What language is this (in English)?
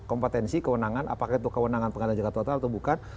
Indonesian